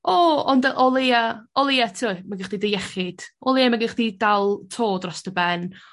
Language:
Welsh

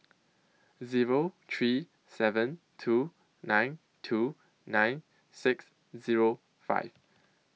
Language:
English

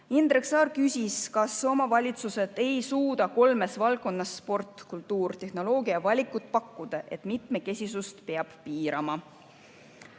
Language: Estonian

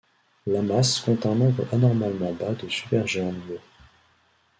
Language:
French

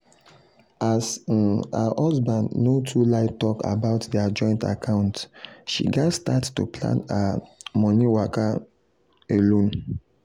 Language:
Nigerian Pidgin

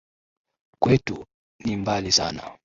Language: Swahili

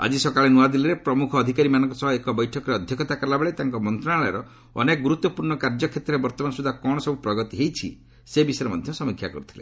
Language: Odia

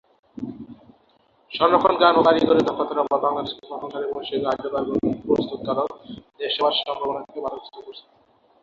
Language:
Bangla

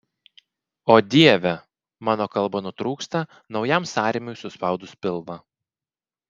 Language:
Lithuanian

